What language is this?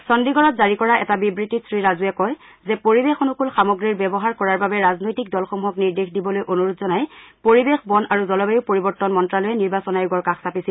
Assamese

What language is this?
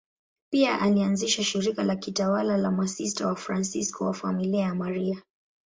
Swahili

